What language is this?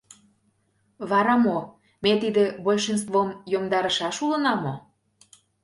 Mari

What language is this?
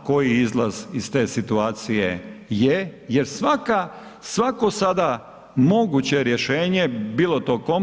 Croatian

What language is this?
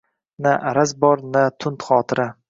Uzbek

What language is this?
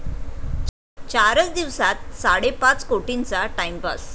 Marathi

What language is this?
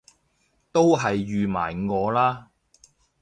Cantonese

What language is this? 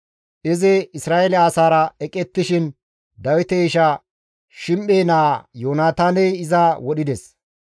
Gamo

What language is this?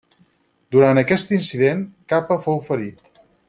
Catalan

